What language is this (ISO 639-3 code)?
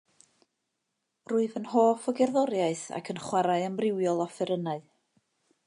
cym